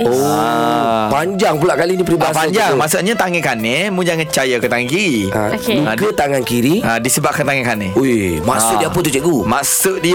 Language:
Malay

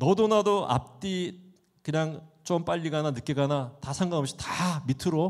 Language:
Korean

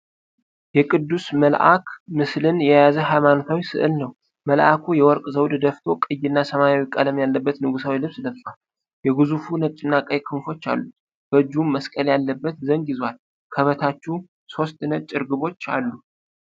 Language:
Amharic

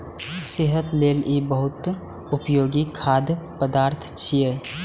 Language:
Maithili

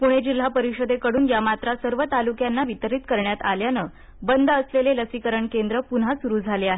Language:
Marathi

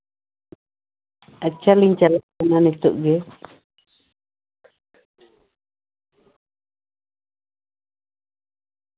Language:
Santali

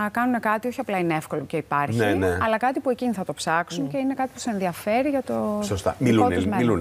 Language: Greek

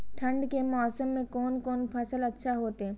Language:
Maithili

